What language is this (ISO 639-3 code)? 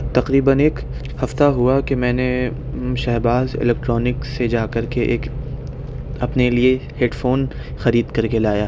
urd